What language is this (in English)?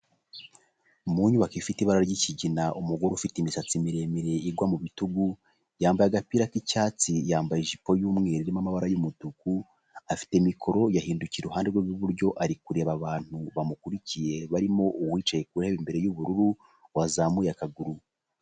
Kinyarwanda